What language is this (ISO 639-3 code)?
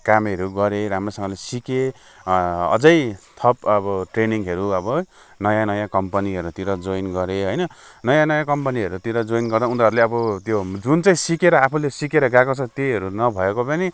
nep